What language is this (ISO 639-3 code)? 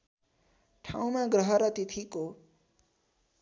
nep